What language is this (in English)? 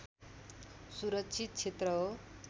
Nepali